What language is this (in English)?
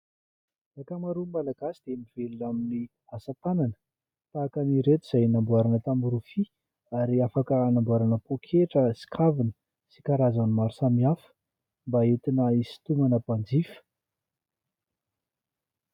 Malagasy